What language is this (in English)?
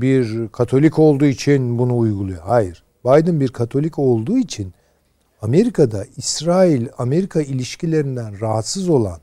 Turkish